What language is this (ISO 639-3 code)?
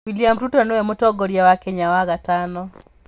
kik